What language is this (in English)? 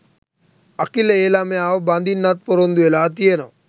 Sinhala